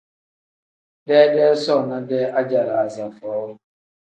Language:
Tem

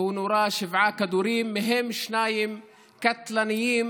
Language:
Hebrew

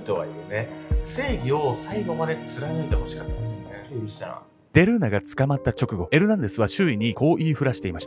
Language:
Japanese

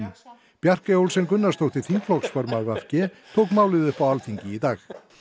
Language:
Icelandic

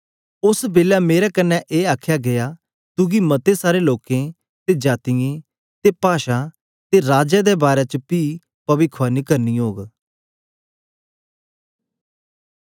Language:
Dogri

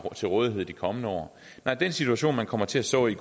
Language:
Danish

